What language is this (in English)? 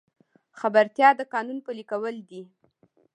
Pashto